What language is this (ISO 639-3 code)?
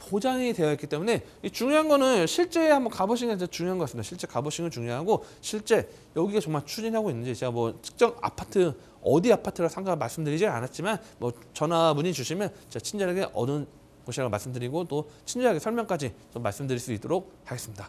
kor